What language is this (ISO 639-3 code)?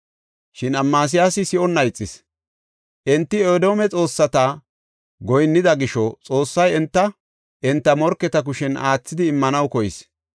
gof